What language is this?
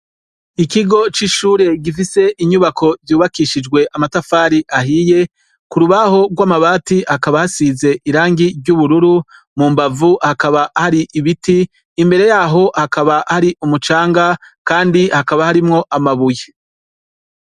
Rundi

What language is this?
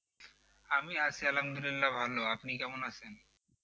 Bangla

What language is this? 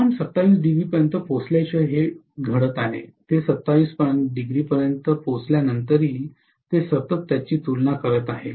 Marathi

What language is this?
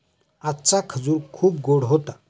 Marathi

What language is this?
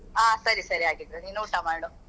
Kannada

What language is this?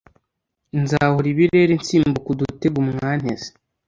Kinyarwanda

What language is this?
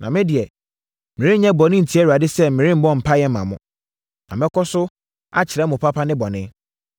Akan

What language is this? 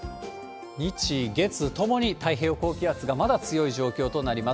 Japanese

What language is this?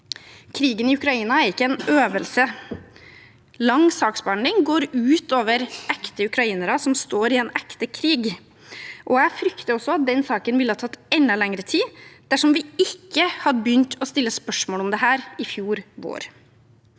Norwegian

